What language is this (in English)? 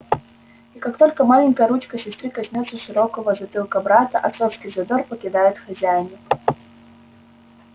Russian